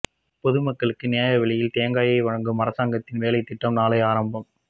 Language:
Tamil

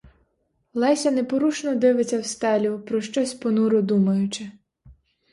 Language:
Ukrainian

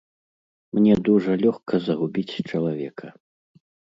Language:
Belarusian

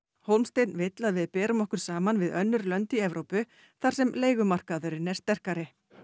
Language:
Icelandic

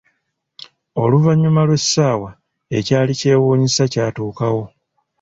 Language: Ganda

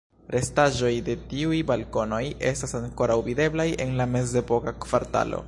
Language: Esperanto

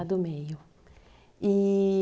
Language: Portuguese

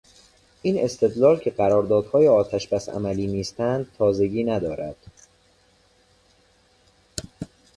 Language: Persian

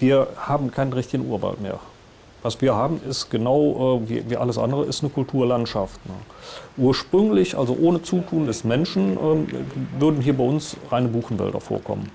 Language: German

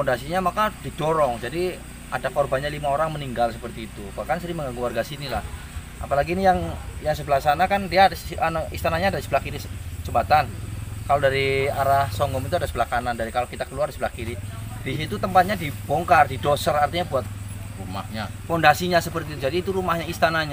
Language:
Indonesian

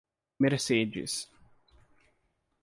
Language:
Portuguese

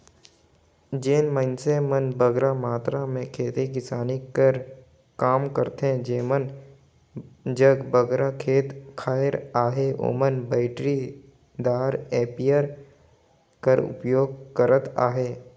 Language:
Chhattisgarhi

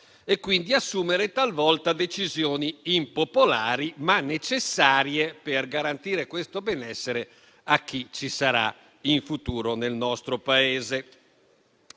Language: Italian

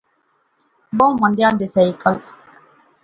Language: Pahari-Potwari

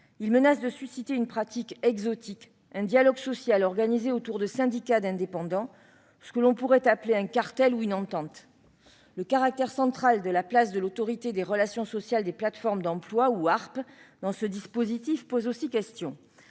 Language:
French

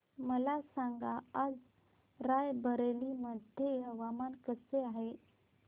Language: Marathi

